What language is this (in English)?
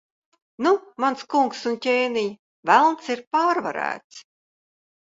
Latvian